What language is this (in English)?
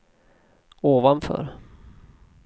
Swedish